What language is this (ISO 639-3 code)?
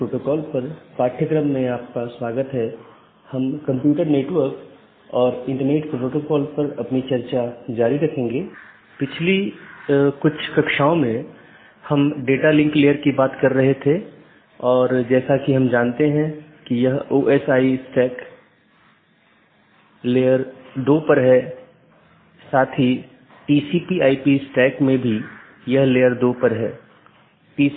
hin